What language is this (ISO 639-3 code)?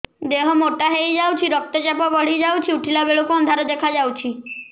ori